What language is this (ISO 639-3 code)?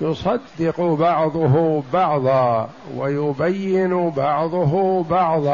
ara